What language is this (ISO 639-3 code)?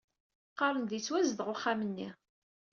kab